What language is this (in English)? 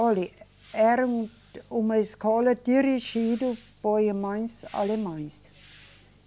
Portuguese